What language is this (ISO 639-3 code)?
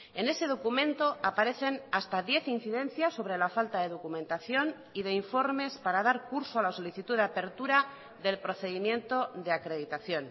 spa